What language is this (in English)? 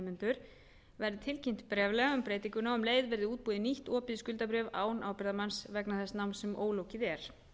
Icelandic